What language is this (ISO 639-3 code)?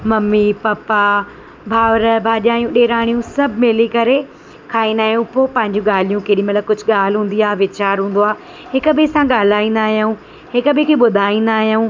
snd